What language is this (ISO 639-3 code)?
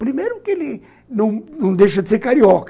por